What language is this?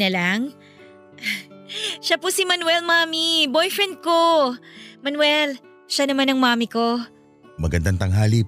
Filipino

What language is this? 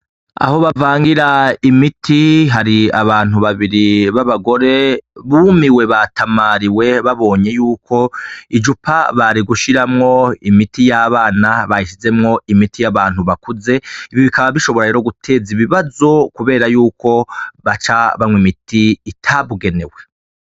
Rundi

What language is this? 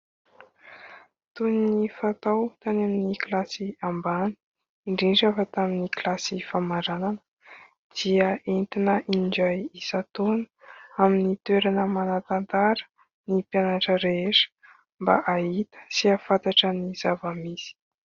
Malagasy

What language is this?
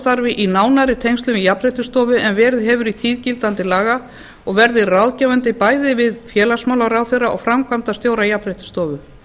Icelandic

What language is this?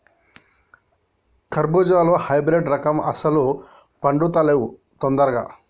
Telugu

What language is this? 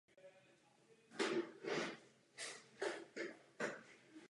Czech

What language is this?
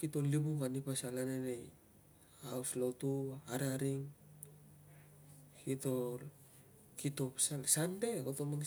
Tungag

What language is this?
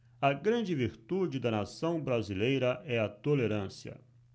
Portuguese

